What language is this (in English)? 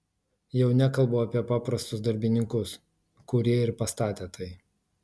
Lithuanian